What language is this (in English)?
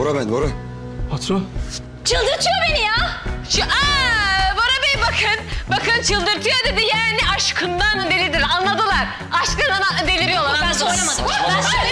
Turkish